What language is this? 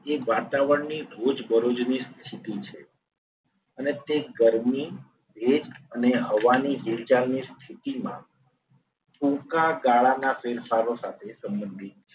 Gujarati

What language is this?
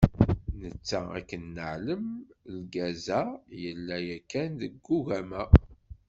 Kabyle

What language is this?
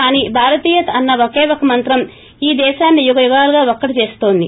Telugu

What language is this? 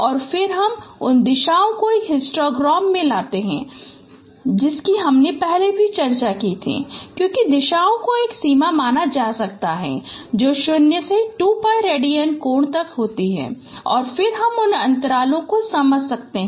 Hindi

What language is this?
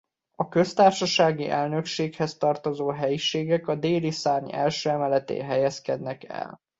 Hungarian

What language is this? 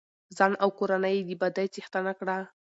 Pashto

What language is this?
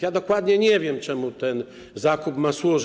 Polish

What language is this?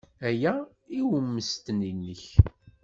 Kabyle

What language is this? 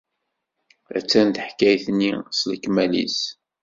Kabyle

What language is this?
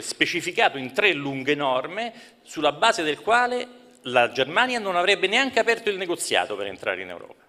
Italian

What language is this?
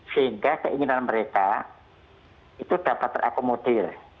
Indonesian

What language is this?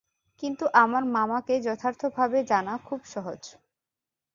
Bangla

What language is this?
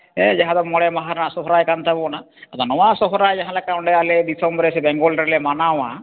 Santali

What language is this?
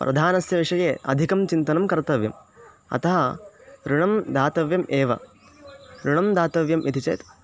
Sanskrit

